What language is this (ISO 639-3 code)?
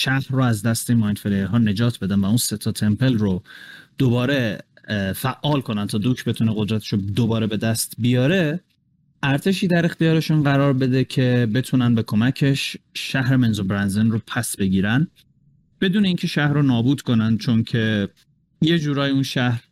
fas